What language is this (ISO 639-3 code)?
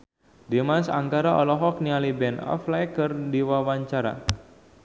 sun